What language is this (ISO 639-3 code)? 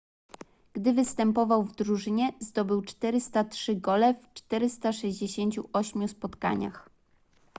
pol